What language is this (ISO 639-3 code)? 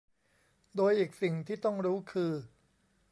tha